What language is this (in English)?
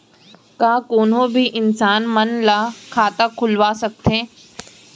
Chhattisgarhi